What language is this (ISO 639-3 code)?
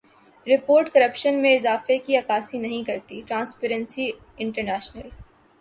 urd